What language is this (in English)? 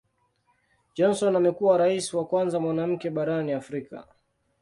Swahili